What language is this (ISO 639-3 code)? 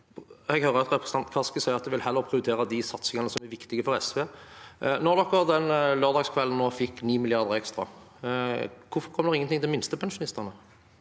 nor